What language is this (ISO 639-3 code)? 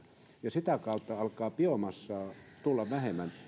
fin